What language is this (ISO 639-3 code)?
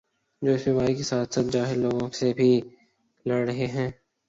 urd